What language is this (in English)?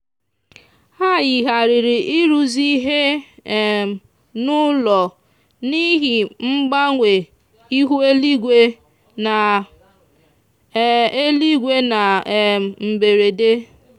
Igbo